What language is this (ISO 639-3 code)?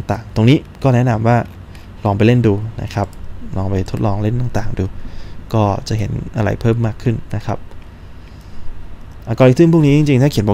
tha